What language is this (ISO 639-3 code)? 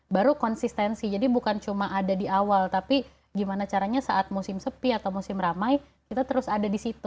ind